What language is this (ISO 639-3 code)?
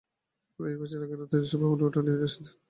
ben